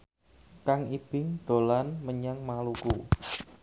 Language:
Javanese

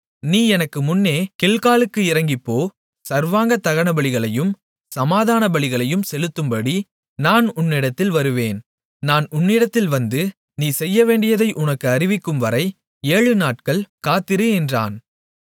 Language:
Tamil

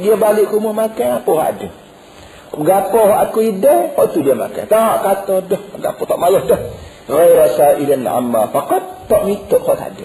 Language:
Malay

